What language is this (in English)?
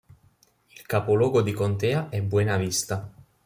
Italian